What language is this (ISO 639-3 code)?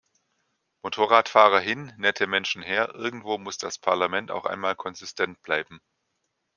deu